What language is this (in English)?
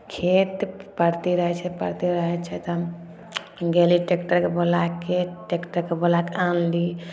Maithili